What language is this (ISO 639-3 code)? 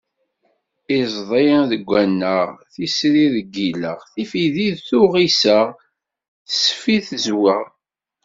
kab